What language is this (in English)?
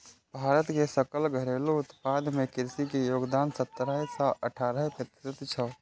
Maithili